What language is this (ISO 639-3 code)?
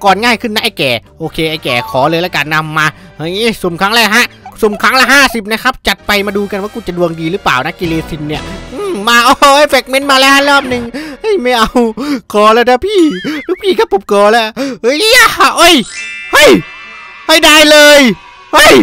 tha